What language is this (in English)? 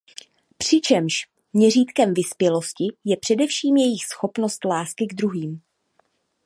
Czech